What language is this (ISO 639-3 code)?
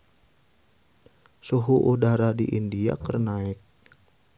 sun